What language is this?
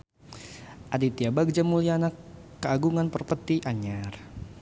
Sundanese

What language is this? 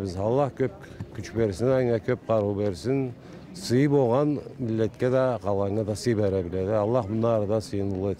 Turkish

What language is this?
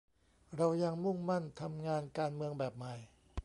Thai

